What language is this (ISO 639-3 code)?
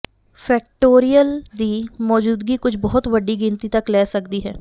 pan